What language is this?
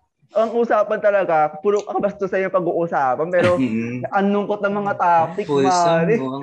Filipino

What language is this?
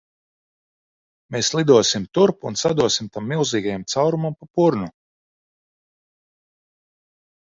Latvian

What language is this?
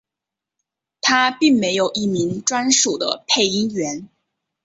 Chinese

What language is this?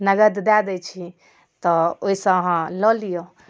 Maithili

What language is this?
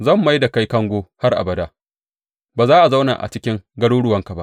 Hausa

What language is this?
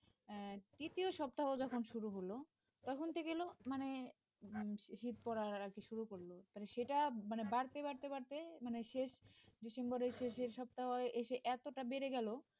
Bangla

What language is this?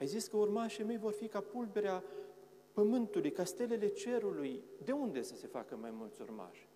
Romanian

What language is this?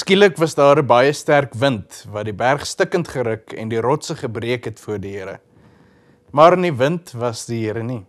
Dutch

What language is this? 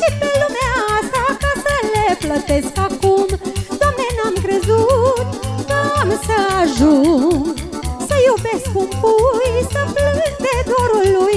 Romanian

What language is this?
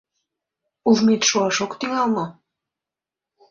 Mari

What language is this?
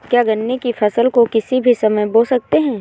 Hindi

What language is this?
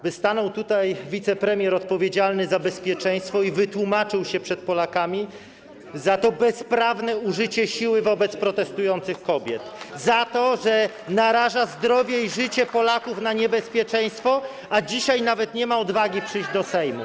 Polish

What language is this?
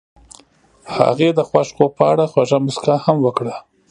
Pashto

